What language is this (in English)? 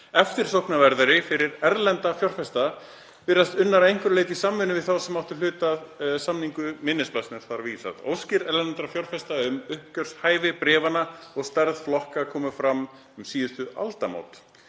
Icelandic